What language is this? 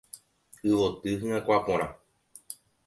Guarani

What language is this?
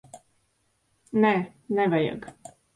Latvian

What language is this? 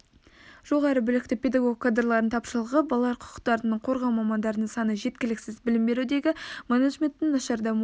Kazakh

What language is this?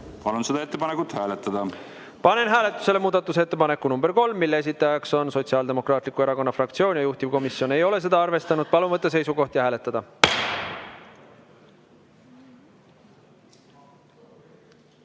Estonian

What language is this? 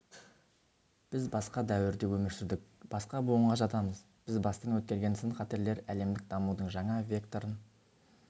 Kazakh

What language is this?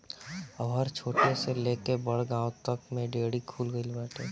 Bhojpuri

